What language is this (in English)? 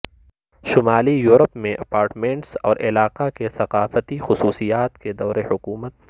Urdu